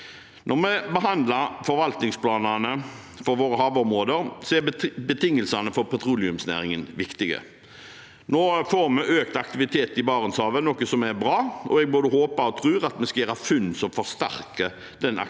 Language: Norwegian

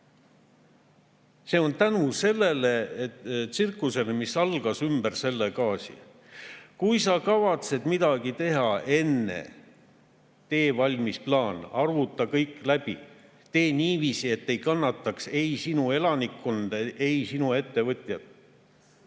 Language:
Estonian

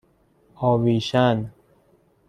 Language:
Persian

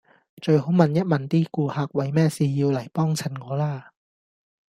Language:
Cantonese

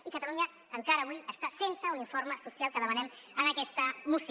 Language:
Catalan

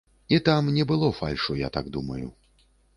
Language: Belarusian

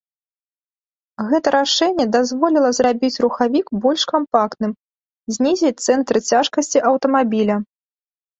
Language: Belarusian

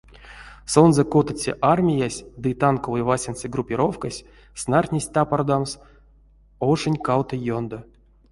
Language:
Erzya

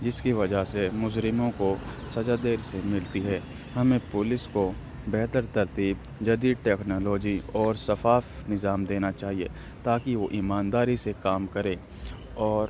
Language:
Urdu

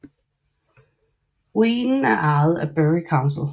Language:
Danish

